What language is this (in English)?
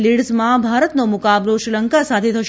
Gujarati